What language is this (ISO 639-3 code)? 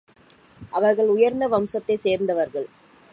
tam